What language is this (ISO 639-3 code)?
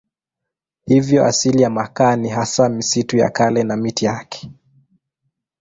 swa